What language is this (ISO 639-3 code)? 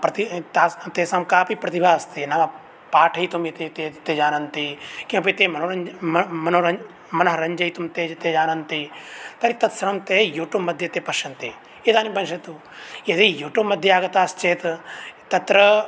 san